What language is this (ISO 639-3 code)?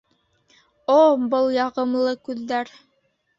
bak